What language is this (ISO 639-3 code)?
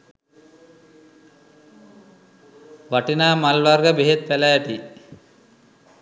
sin